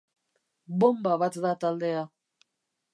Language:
Basque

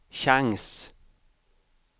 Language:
Swedish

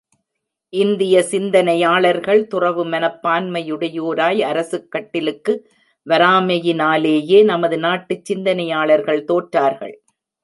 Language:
Tamil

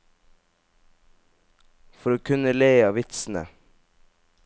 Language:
Norwegian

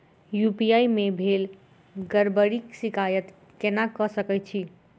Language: Maithili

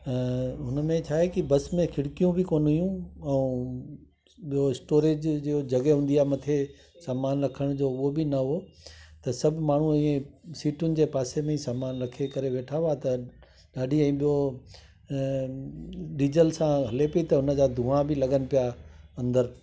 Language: Sindhi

